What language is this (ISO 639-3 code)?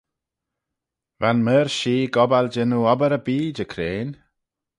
glv